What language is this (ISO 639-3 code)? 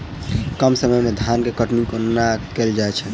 mai